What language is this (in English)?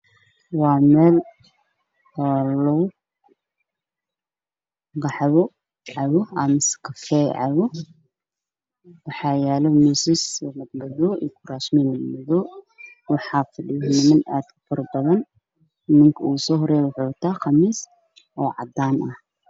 Somali